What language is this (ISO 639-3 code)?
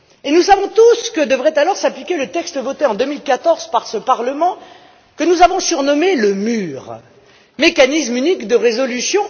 fra